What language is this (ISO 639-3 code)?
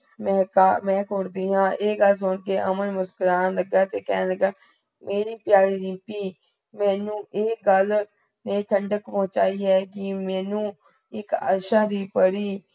pan